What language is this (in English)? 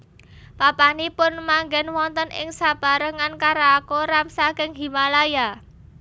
Javanese